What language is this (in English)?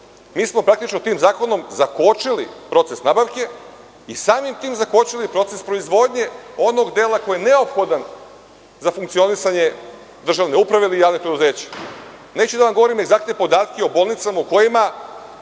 Serbian